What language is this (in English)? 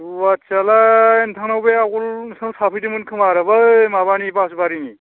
Bodo